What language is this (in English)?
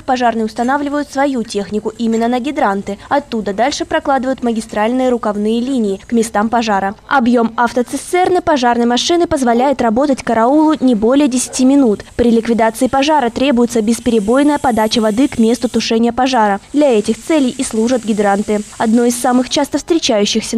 Russian